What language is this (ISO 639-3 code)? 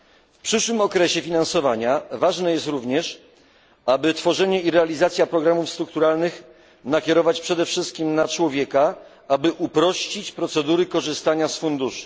pol